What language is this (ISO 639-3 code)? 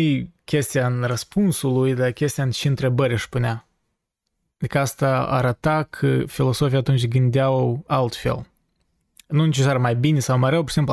ron